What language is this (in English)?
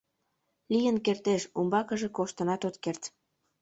Mari